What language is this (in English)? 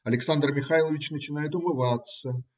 Russian